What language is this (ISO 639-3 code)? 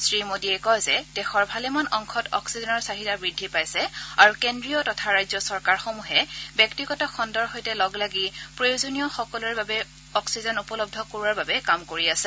asm